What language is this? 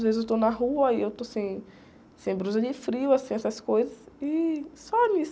Portuguese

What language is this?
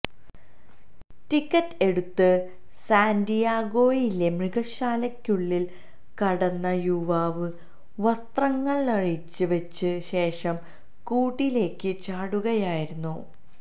Malayalam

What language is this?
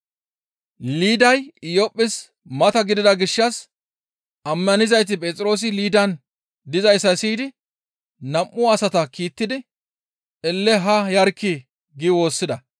Gamo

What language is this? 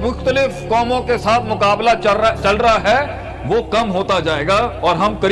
Urdu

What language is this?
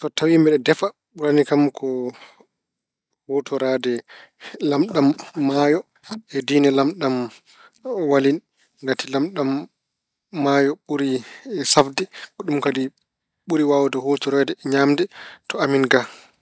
Fula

